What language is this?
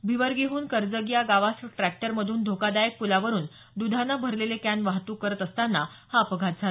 Marathi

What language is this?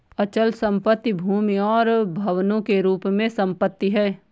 Hindi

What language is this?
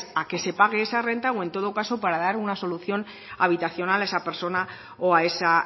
Spanish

